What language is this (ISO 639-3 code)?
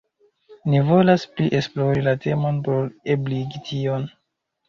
epo